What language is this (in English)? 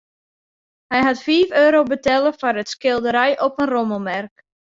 Western Frisian